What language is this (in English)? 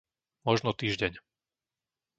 Slovak